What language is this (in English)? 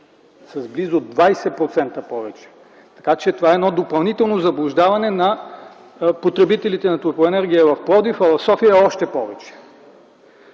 Bulgarian